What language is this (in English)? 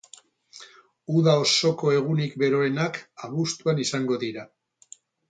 Basque